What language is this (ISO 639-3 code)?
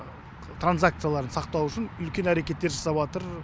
kaz